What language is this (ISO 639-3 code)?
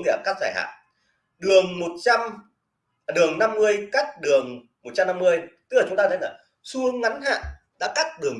vie